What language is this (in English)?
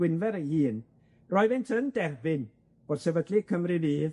Welsh